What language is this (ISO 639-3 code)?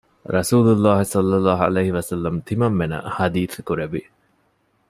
div